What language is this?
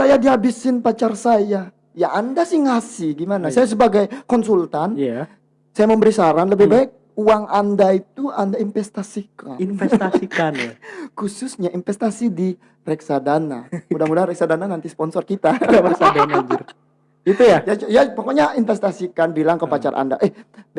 Indonesian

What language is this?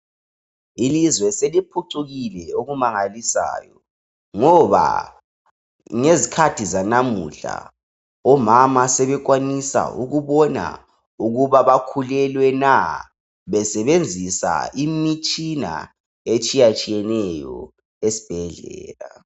North Ndebele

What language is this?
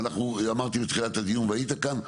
Hebrew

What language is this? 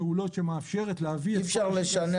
Hebrew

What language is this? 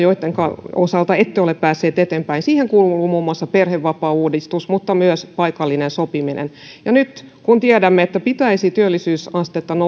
Finnish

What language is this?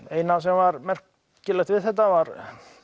Icelandic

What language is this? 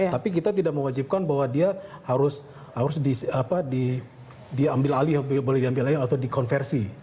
Indonesian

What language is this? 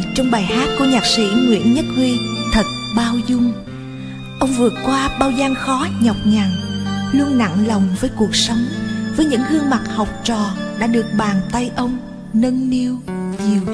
Vietnamese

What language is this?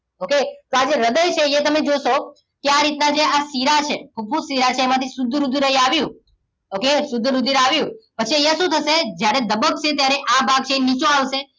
Gujarati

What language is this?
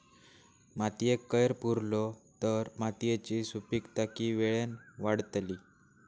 Marathi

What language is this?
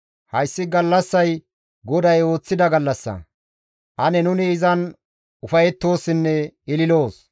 Gamo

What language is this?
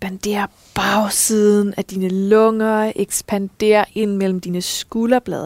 Danish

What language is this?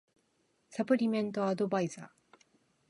Japanese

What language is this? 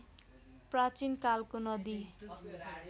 Nepali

